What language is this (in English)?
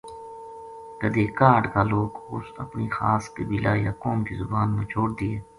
Gujari